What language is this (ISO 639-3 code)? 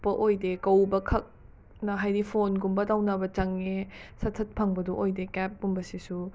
mni